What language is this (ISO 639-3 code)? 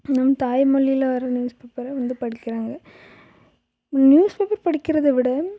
tam